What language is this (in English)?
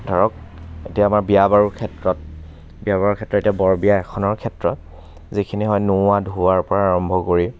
Assamese